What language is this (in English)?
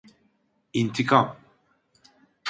Turkish